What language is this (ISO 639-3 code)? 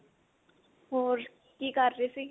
pan